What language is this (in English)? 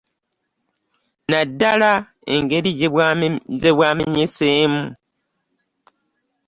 Ganda